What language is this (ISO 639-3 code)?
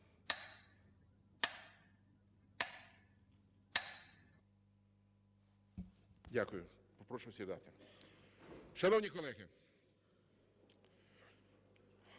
ukr